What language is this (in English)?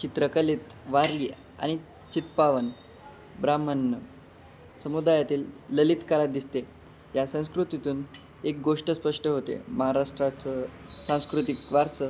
Marathi